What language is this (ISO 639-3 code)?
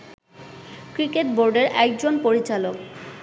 ben